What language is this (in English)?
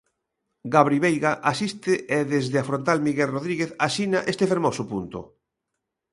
Galician